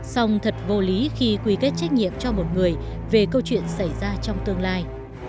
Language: Vietnamese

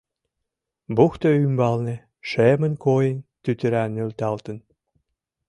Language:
Mari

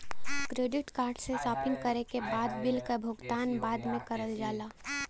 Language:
Bhojpuri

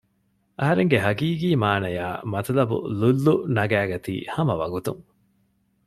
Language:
Divehi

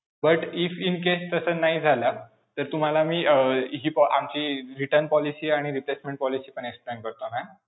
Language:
Marathi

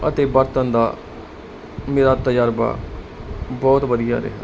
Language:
Punjabi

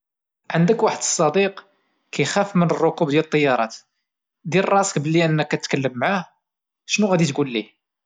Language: Moroccan Arabic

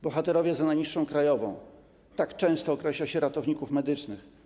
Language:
Polish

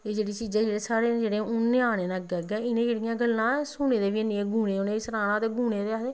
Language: Dogri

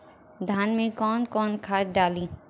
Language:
Bhojpuri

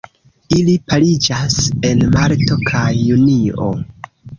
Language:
Esperanto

